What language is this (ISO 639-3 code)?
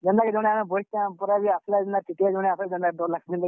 ori